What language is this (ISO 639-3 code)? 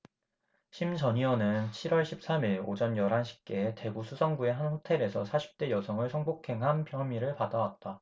kor